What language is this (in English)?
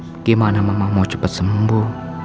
Indonesian